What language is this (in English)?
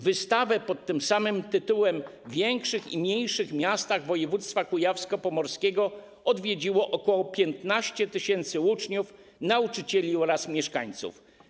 Polish